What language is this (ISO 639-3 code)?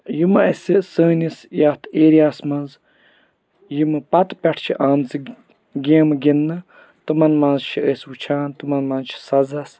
kas